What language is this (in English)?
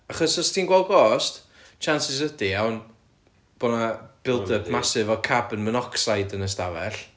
Welsh